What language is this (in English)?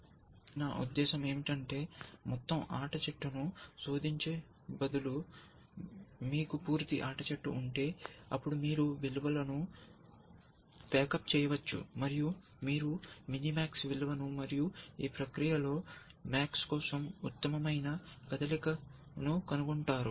Telugu